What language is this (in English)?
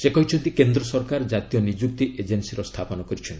Odia